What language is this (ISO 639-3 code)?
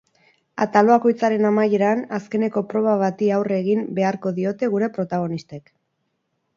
eus